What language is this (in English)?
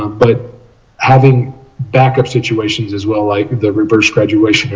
English